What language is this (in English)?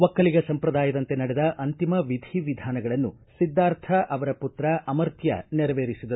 Kannada